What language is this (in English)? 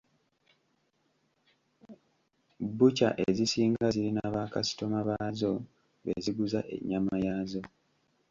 Ganda